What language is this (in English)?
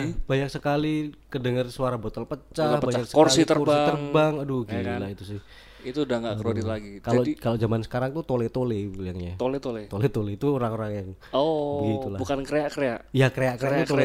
Indonesian